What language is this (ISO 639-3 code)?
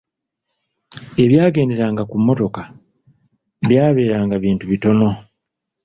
lug